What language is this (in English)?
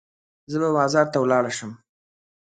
Pashto